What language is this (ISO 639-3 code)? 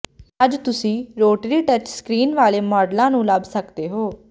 pan